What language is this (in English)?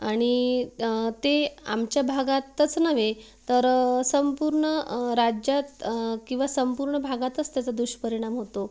Marathi